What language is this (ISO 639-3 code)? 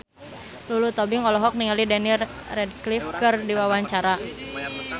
sun